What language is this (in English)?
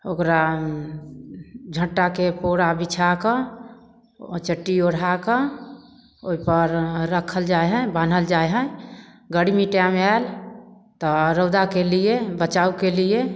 Maithili